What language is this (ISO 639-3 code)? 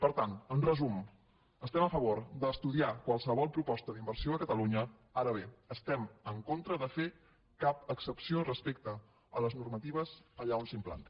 cat